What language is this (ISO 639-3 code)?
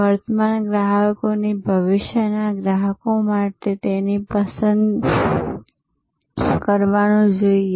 guj